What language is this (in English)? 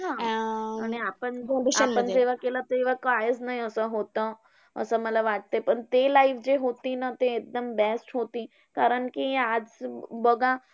Marathi